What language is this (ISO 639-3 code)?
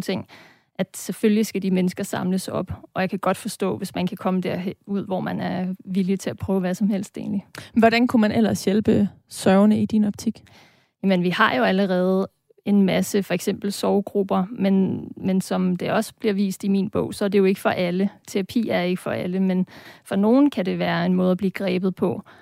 dan